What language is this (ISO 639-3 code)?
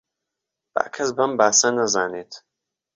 ckb